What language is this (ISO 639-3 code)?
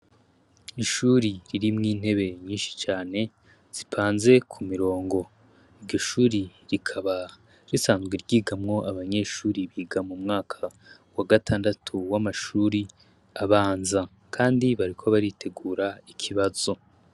run